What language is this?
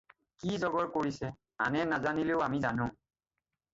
Assamese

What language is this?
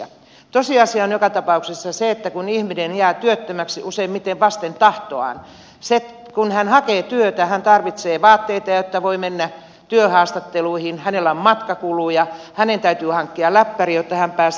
Finnish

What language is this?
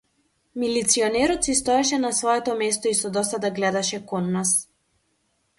Macedonian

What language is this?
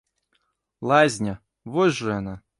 Belarusian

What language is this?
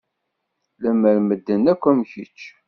Kabyle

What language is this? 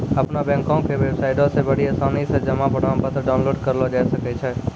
Maithili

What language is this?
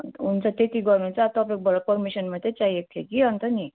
Nepali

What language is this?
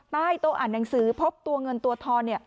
Thai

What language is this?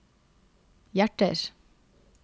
Norwegian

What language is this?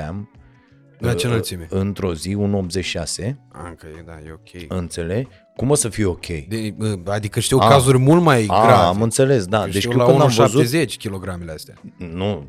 Romanian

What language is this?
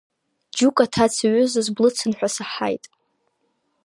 Abkhazian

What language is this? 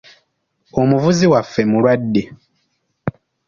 Ganda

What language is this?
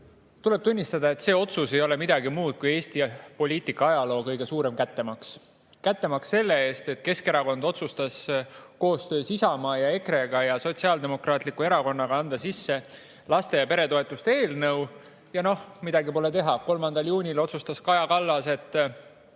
Estonian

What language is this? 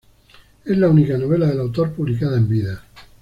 Spanish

